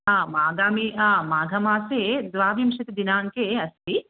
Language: Sanskrit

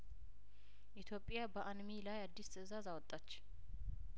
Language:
Amharic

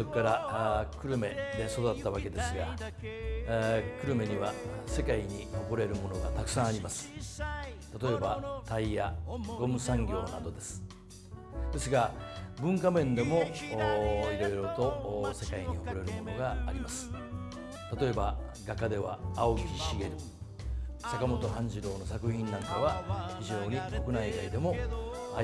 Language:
Japanese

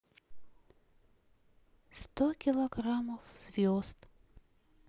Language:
Russian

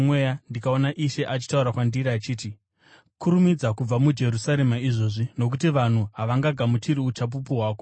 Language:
Shona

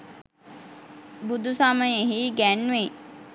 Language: Sinhala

